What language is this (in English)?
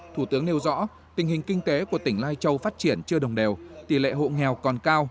Vietnamese